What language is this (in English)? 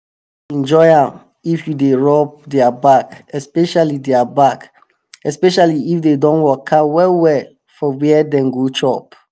Nigerian Pidgin